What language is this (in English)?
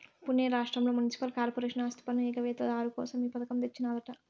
Telugu